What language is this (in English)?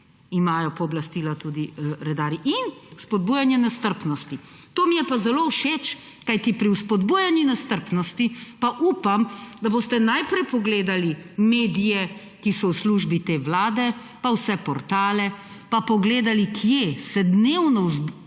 Slovenian